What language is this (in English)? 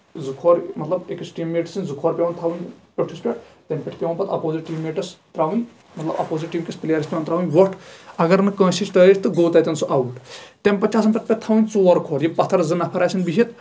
Kashmiri